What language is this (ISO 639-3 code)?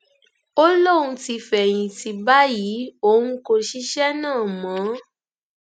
yor